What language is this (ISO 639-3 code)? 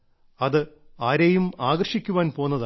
mal